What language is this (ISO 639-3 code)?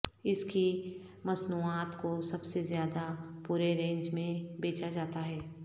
urd